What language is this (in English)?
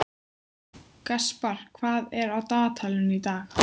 Icelandic